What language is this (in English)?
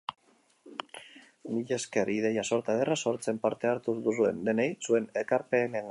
Basque